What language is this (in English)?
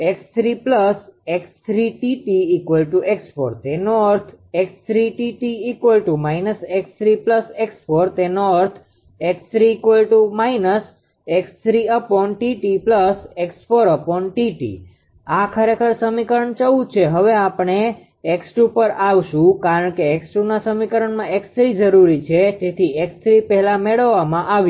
Gujarati